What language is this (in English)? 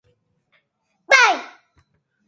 Occitan